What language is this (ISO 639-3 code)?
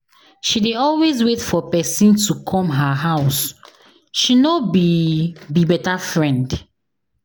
pcm